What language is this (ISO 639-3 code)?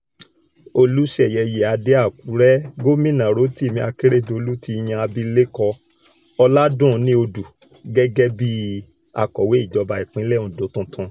yor